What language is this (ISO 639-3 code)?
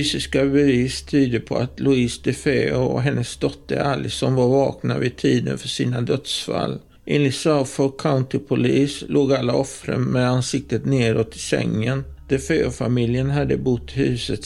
swe